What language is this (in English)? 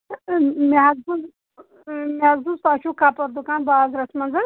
Kashmiri